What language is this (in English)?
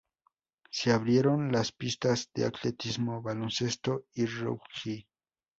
Spanish